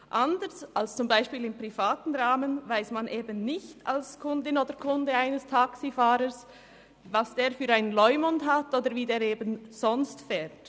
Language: Swiss German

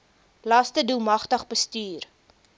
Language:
Afrikaans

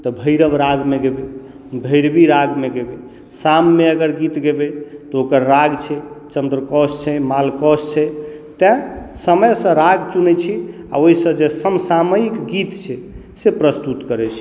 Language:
Maithili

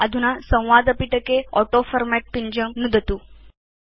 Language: Sanskrit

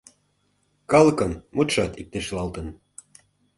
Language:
Mari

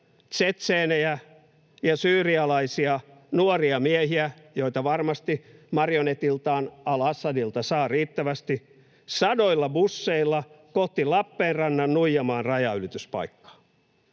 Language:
Finnish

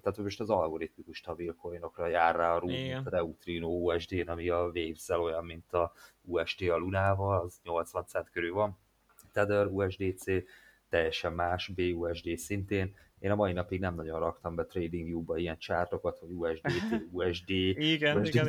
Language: Hungarian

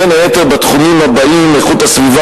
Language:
Hebrew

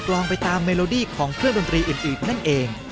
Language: Thai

